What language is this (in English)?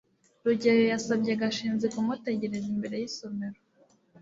Kinyarwanda